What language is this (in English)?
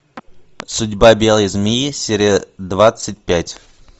Russian